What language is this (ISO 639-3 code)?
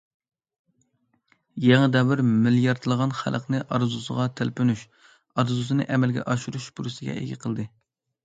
uig